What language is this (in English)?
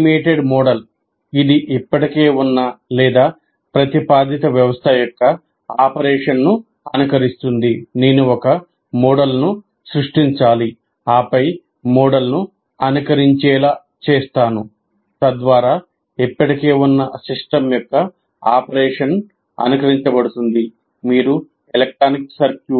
Telugu